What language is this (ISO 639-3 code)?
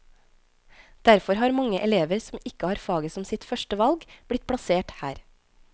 nor